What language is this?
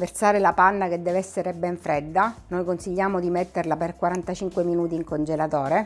Italian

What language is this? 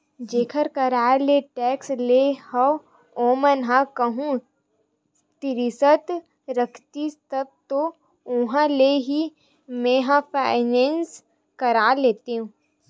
Chhattisgarhi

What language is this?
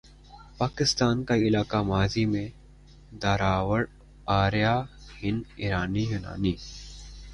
Urdu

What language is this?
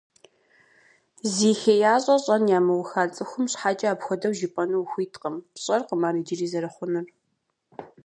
Kabardian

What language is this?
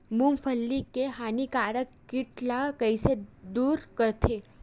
Chhattisgarhi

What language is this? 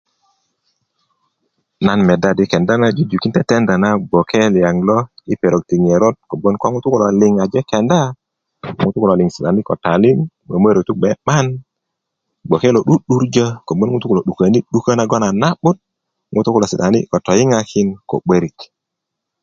Kuku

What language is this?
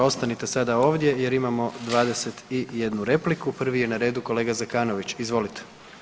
Croatian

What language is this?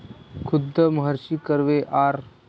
Marathi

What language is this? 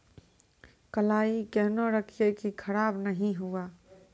Maithili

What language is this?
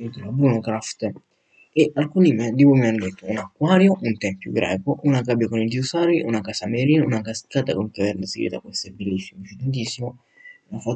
Italian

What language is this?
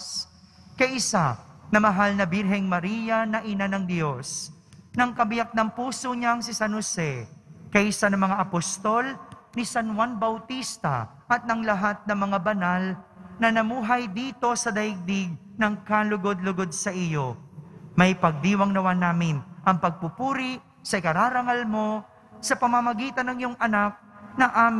Filipino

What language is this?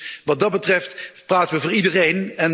Dutch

